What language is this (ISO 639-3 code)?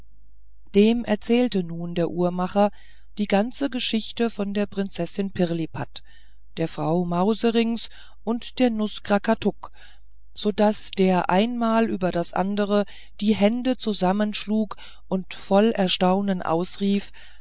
deu